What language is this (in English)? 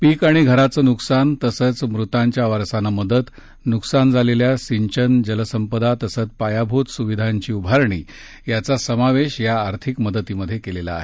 Marathi